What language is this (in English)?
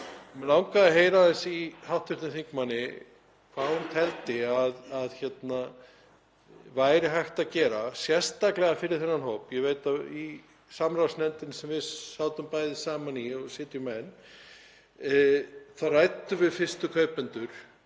Icelandic